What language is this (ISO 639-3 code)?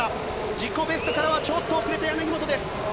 jpn